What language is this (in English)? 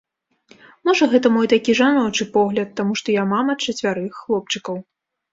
Belarusian